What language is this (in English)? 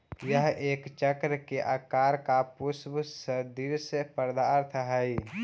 Magahi